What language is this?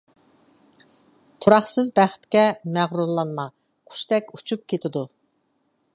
Uyghur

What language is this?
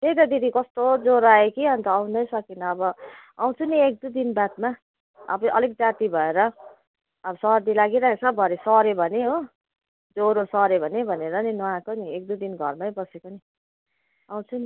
Nepali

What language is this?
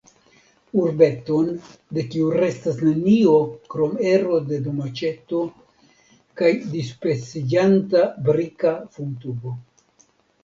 Esperanto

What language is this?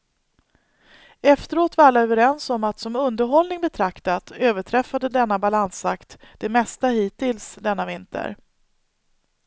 Swedish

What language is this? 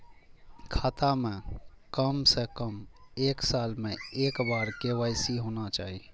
Maithili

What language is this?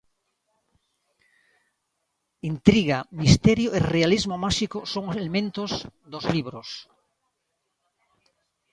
Galician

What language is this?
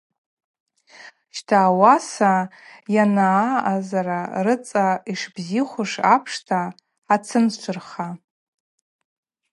Abaza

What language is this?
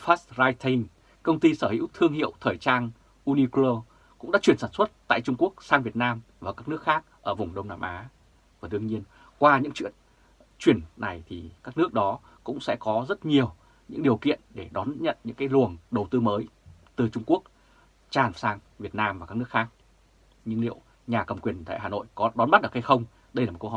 Vietnamese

